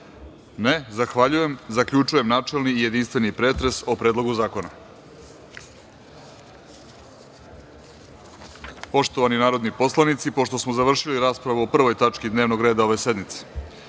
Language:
Serbian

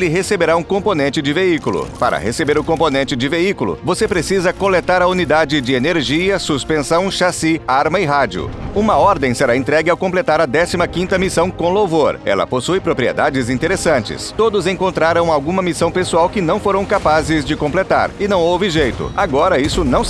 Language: Portuguese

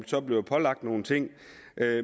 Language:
Danish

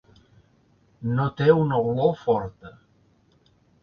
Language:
Catalan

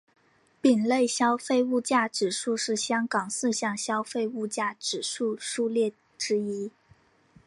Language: Chinese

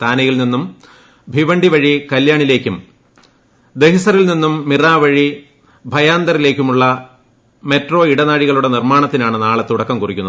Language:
Malayalam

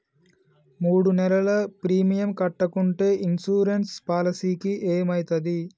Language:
Telugu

